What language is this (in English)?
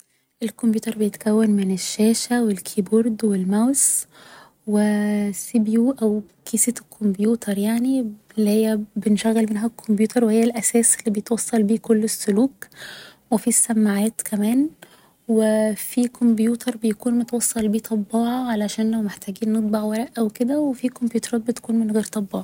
Egyptian Arabic